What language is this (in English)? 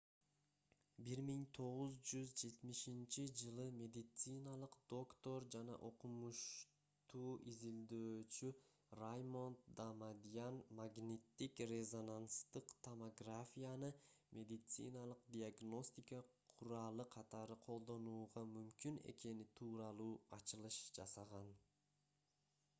Kyrgyz